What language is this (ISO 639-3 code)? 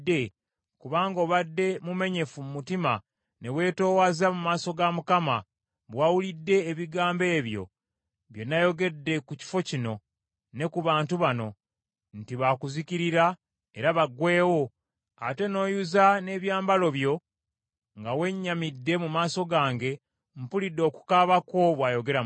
lug